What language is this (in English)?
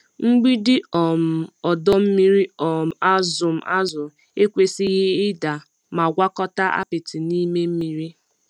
Igbo